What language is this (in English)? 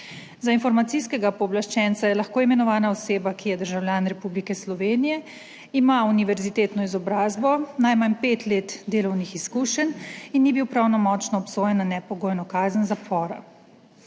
Slovenian